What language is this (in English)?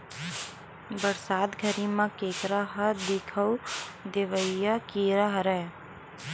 Chhattisgarhi